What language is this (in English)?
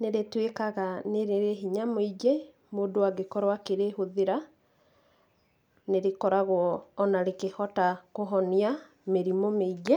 Kikuyu